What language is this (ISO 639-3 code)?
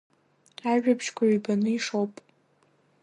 abk